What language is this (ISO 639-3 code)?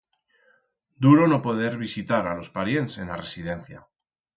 arg